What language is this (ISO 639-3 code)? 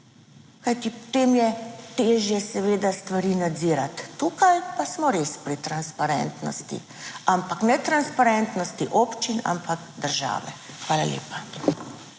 slv